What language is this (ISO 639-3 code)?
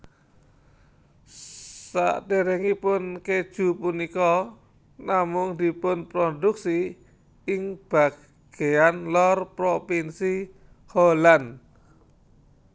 jav